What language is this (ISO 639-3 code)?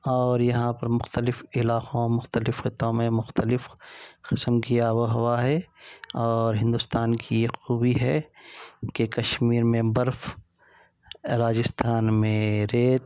urd